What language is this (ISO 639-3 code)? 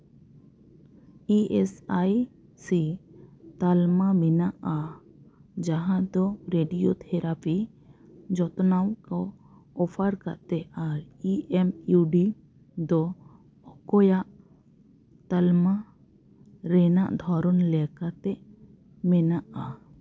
sat